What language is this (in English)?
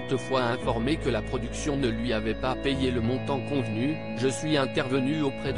French